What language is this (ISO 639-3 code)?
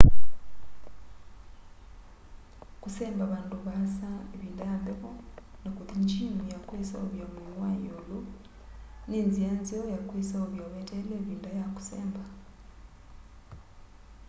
kam